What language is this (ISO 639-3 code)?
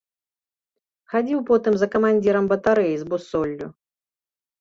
bel